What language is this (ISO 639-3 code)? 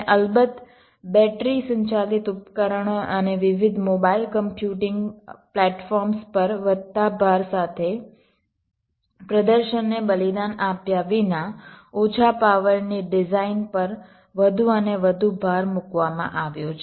guj